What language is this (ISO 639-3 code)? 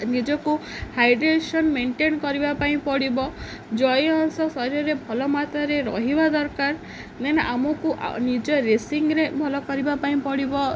ori